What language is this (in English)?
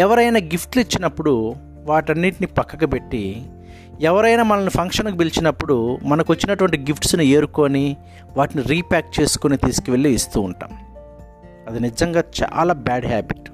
Telugu